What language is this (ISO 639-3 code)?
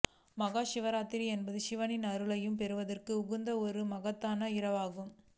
tam